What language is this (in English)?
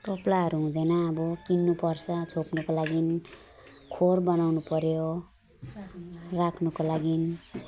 Nepali